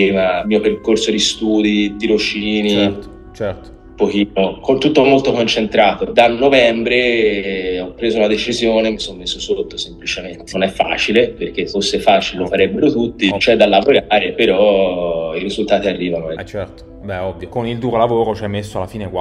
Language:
Italian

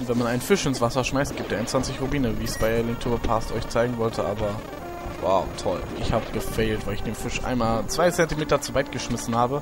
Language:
German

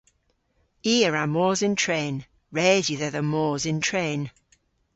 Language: Cornish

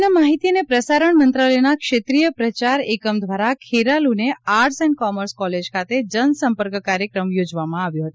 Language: Gujarati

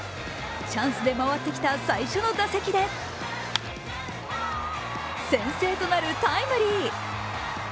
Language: Japanese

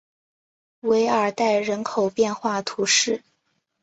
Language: Chinese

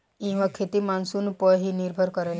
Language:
Bhojpuri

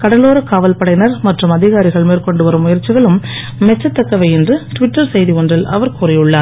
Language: Tamil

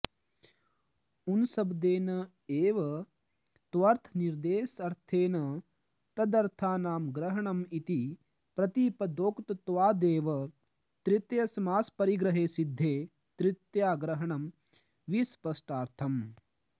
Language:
Sanskrit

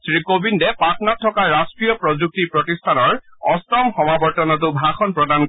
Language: Assamese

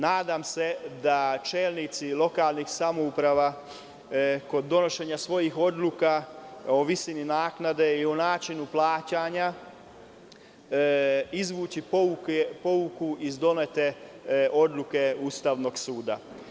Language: Serbian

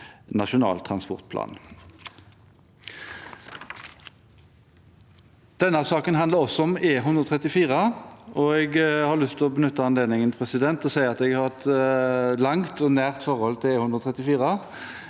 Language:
Norwegian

